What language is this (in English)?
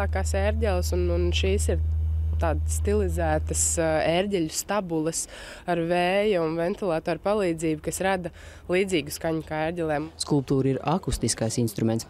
Latvian